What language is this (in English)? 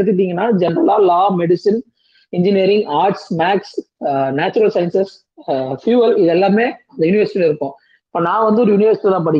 Tamil